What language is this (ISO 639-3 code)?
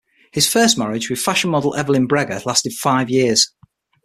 eng